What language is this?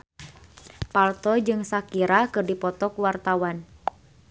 Sundanese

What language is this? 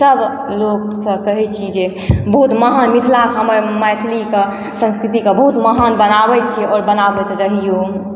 Maithili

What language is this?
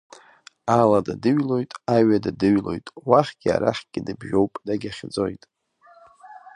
Abkhazian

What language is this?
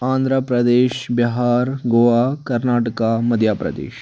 Kashmiri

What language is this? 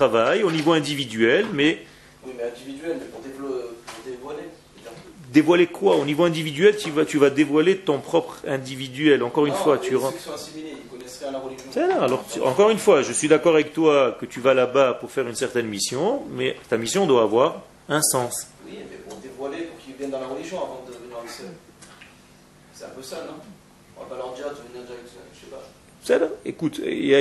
French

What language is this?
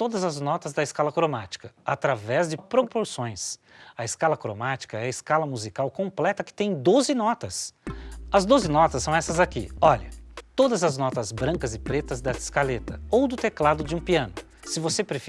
Portuguese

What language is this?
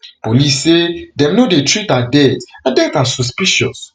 Nigerian Pidgin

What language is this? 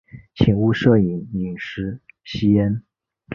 Chinese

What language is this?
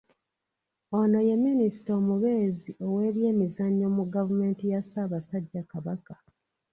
Ganda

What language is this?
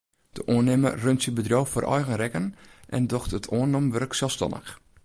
Western Frisian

